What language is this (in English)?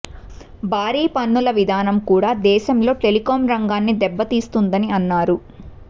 Telugu